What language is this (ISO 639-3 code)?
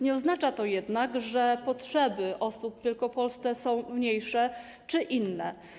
pol